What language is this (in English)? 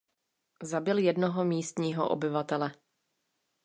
Czech